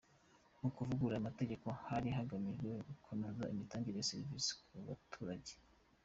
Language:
Kinyarwanda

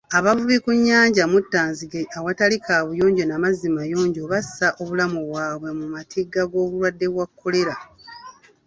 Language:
Ganda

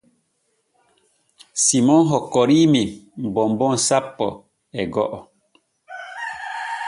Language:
Borgu Fulfulde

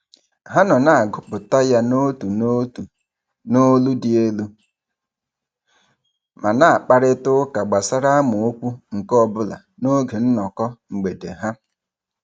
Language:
Igbo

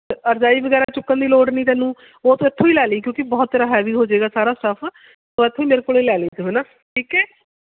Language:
Punjabi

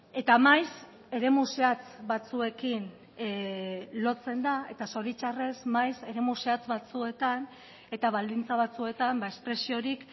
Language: Basque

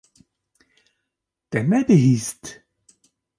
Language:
Kurdish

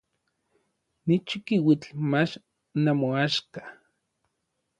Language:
Orizaba Nahuatl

